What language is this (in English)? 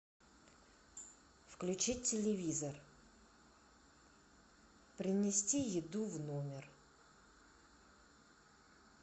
Russian